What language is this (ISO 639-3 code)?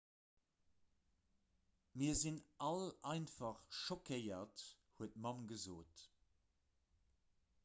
ltz